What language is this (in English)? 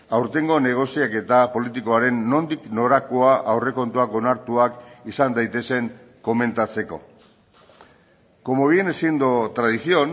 Basque